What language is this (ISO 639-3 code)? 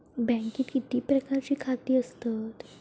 mar